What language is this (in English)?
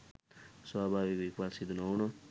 Sinhala